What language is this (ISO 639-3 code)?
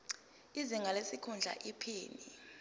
zul